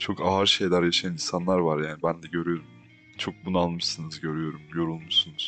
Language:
Turkish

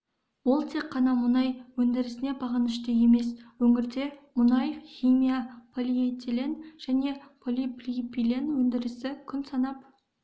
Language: Kazakh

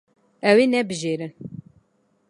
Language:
Kurdish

